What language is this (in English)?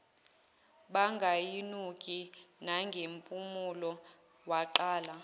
Zulu